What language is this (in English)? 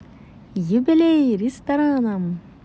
Russian